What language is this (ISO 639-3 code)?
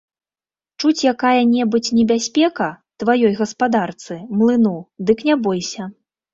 bel